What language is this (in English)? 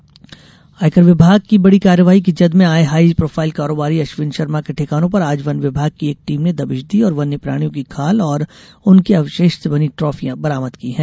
Hindi